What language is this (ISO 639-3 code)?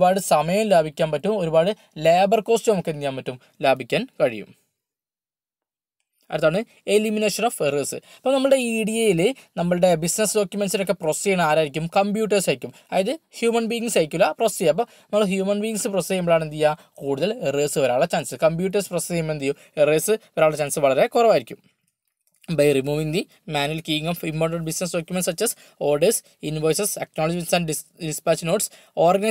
mal